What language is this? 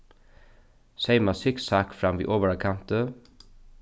Faroese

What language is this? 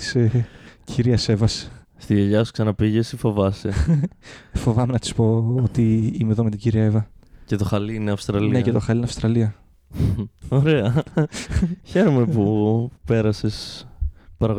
Greek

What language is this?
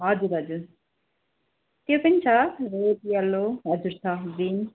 Nepali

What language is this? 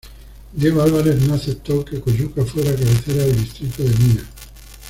Spanish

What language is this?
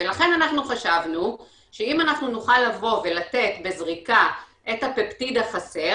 Hebrew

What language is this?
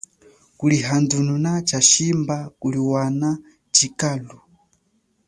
Chokwe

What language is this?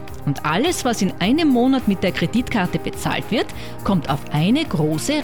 German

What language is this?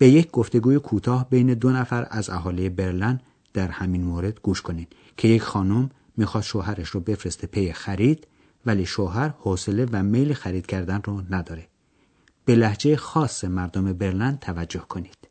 Persian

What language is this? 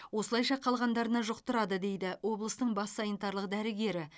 Kazakh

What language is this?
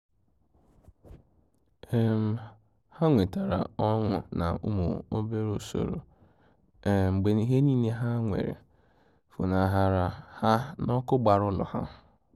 Igbo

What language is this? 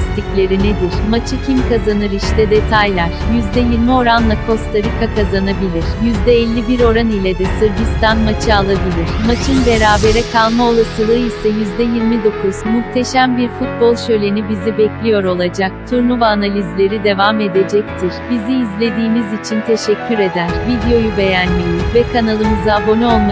Turkish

